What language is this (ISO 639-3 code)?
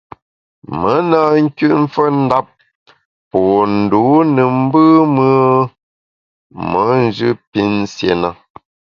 bax